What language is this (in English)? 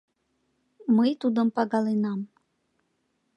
Mari